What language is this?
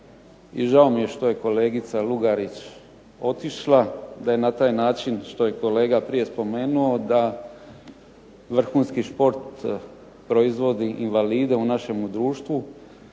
Croatian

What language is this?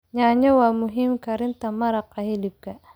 Somali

